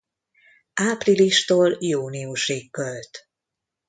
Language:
Hungarian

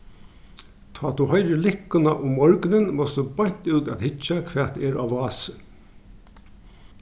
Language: Faroese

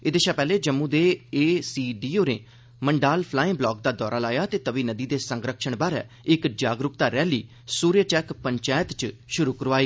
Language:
Dogri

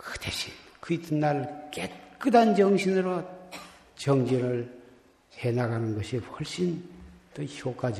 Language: Korean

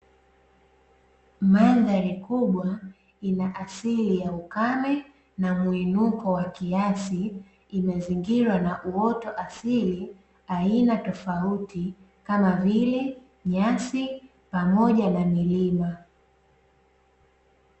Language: Swahili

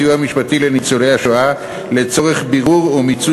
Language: Hebrew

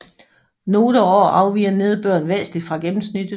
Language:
Danish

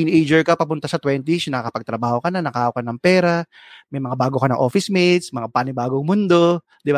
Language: Filipino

